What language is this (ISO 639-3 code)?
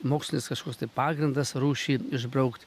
lit